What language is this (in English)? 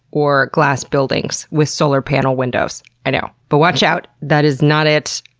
English